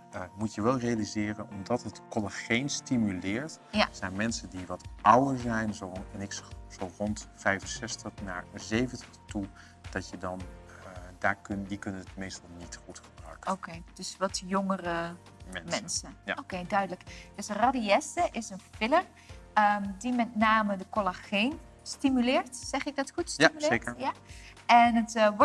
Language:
Dutch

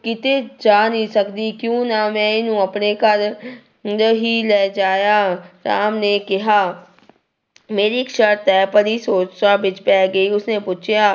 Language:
Punjabi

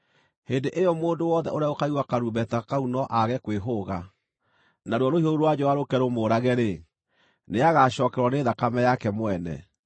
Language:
Kikuyu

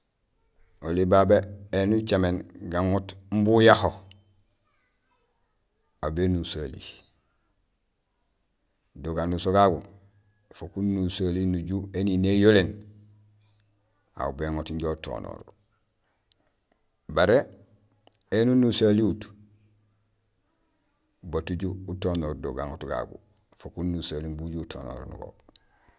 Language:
Gusilay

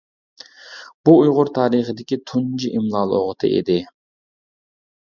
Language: Uyghur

